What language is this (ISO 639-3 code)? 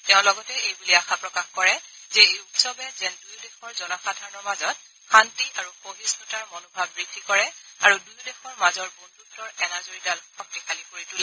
asm